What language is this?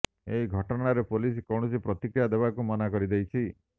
Odia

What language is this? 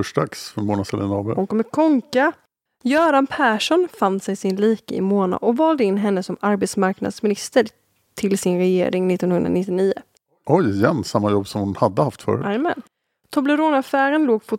Swedish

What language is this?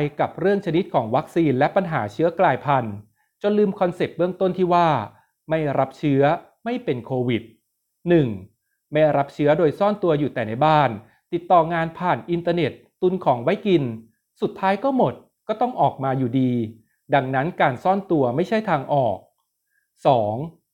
Thai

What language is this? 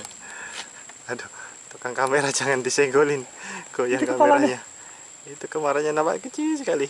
Indonesian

